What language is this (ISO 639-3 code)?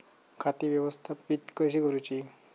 mar